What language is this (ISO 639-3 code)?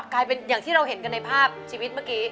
tha